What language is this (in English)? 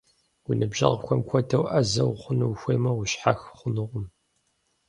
Kabardian